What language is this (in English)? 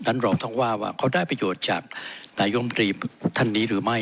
Thai